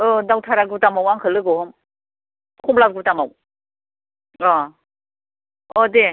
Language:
Bodo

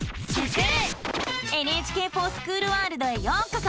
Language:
Japanese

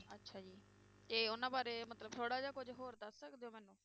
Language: Punjabi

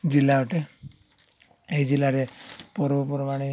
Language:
Odia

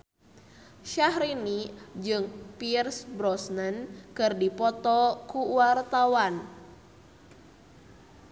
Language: Sundanese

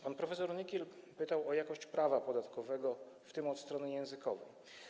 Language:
Polish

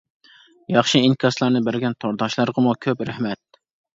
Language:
Uyghur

